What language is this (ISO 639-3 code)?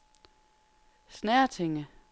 dan